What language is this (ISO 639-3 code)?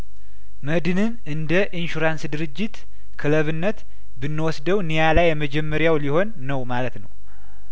amh